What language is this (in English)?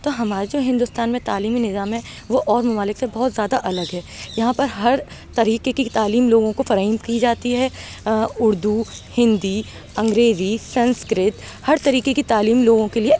Urdu